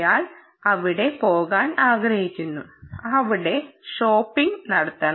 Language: Malayalam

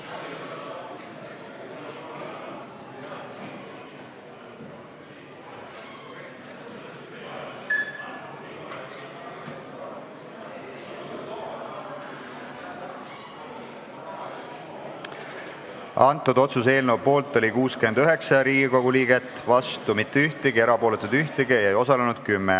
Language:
Estonian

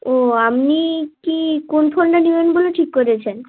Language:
Bangla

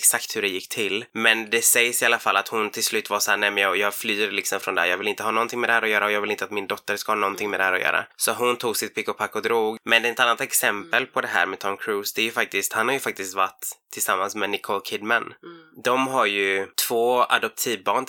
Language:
Swedish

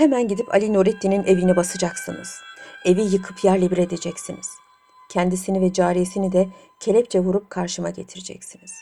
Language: Turkish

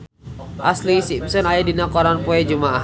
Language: Sundanese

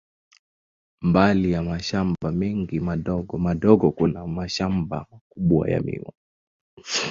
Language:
Swahili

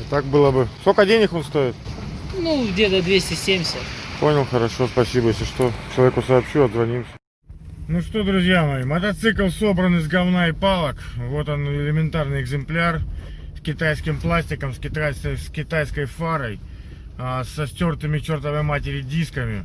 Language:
Russian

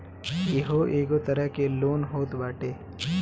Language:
Bhojpuri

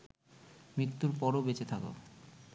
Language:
Bangla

